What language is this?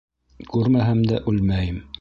Bashkir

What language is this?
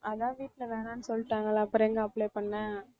Tamil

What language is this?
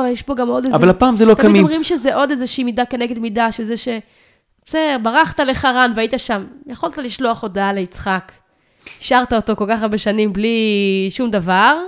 Hebrew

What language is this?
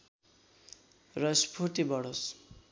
Nepali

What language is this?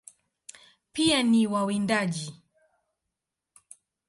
Swahili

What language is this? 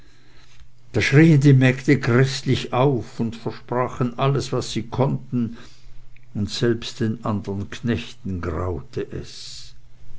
German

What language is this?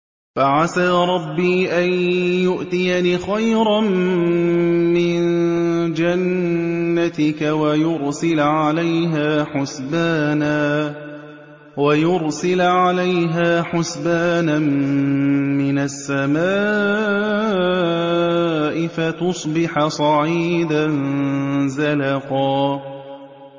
Arabic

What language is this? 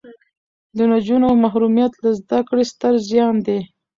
Pashto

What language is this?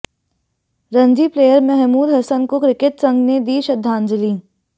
Hindi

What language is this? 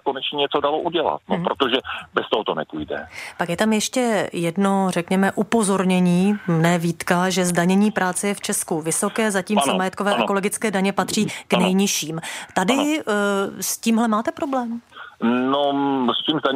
Czech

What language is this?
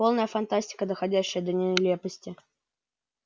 Russian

